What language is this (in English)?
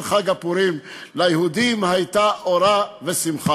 Hebrew